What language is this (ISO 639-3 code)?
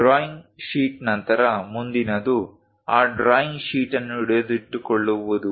kan